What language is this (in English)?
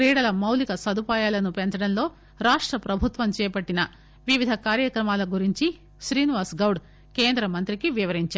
Telugu